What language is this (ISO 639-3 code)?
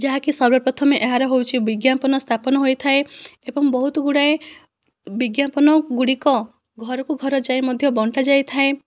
ori